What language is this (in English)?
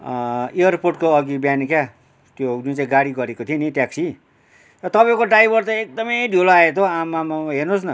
Nepali